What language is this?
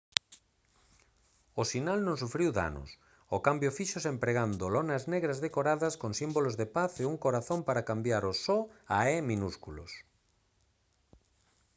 Galician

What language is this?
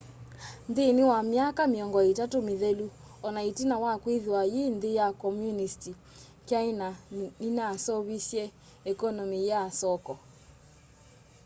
Kamba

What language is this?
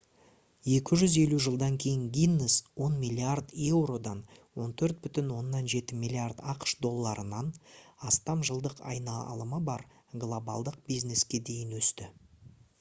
Kazakh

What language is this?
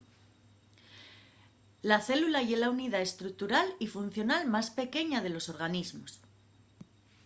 Asturian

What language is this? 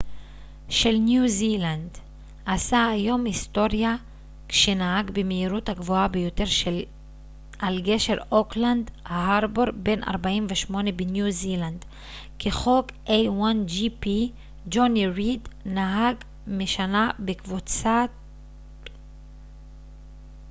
Hebrew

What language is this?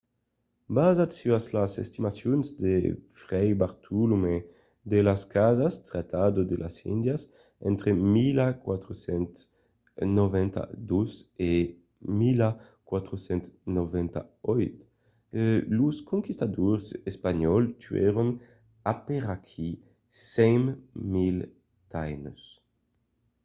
Occitan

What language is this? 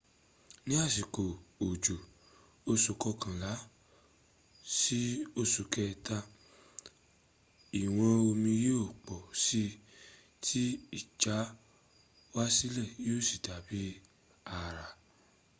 Yoruba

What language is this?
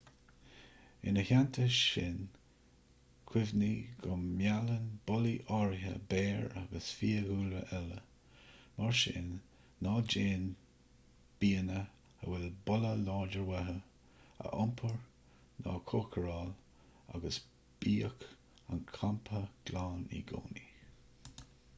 Irish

